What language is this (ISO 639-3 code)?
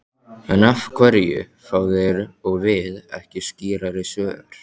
isl